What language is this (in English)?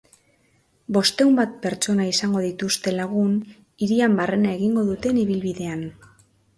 Basque